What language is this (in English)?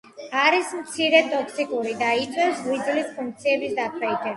Georgian